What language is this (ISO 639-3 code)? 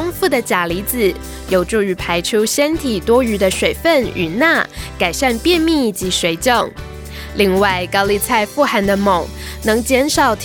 zho